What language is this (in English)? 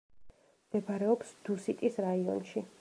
Georgian